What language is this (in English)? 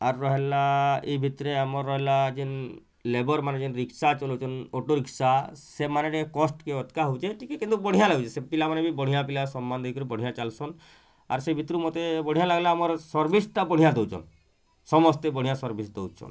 Odia